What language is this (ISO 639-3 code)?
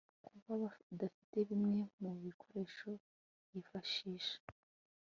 kin